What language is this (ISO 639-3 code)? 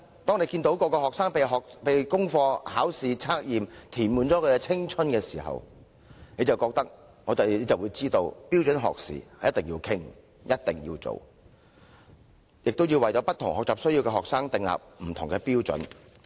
yue